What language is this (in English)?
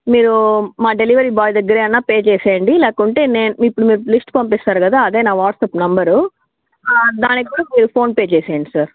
Telugu